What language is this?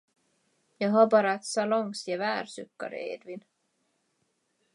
Swedish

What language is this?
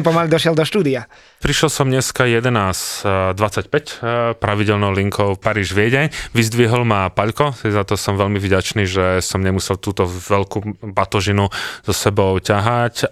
Slovak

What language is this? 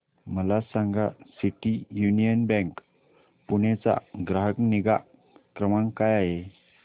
Marathi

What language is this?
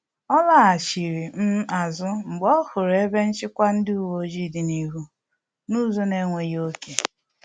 Igbo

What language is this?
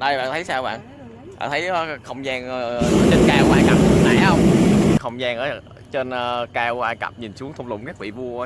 Vietnamese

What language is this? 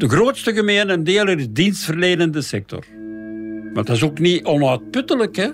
Dutch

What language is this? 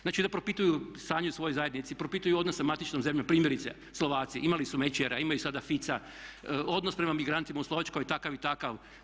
Croatian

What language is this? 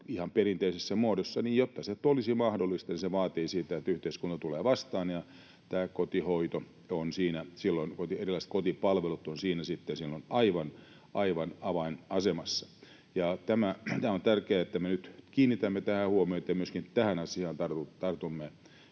Finnish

